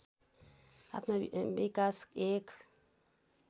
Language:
Nepali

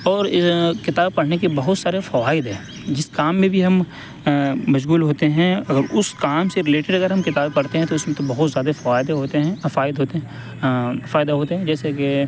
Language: Urdu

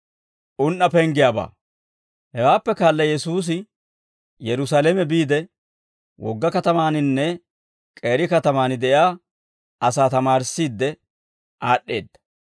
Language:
Dawro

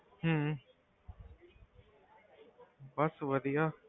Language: Punjabi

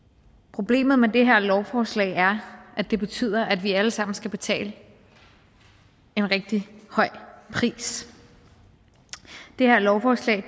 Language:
Danish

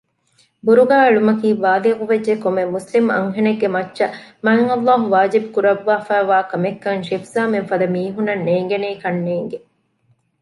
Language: Divehi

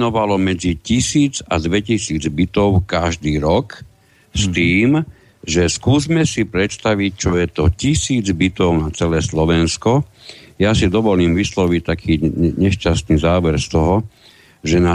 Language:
Slovak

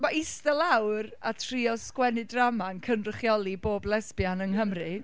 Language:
Welsh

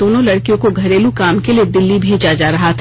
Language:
Hindi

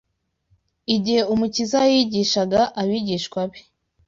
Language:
Kinyarwanda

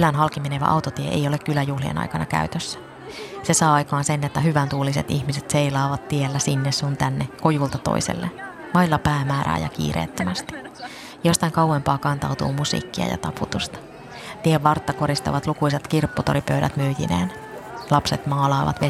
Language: Finnish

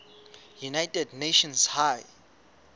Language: Southern Sotho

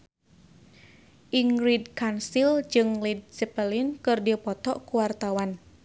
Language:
Sundanese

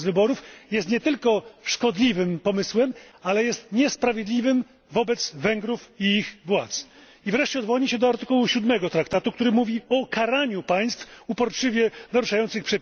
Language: Polish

